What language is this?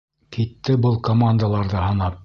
Bashkir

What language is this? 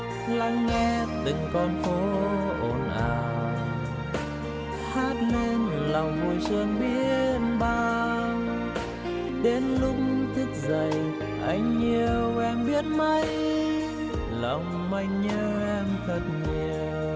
Vietnamese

